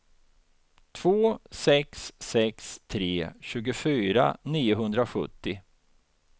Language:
Swedish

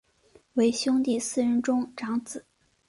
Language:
Chinese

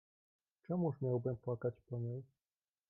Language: Polish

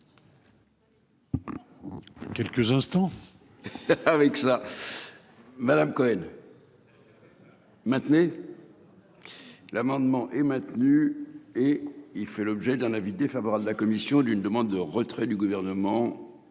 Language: French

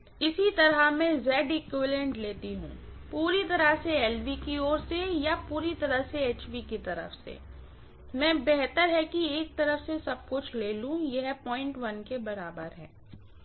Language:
Hindi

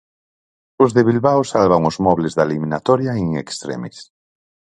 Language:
Galician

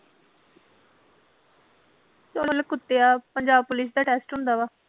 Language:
Punjabi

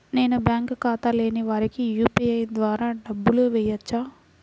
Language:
Telugu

